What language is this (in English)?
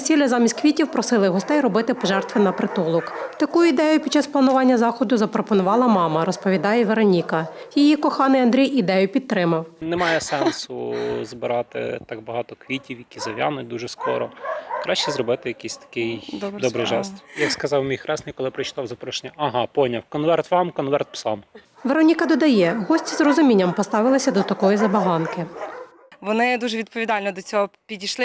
Ukrainian